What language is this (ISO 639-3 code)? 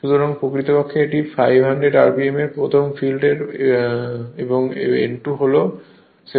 ben